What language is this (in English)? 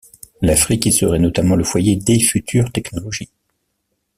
French